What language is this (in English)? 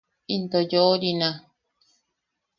Yaqui